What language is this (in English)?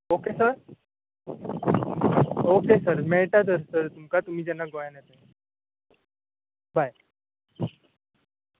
Konkani